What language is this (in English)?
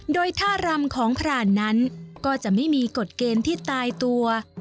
Thai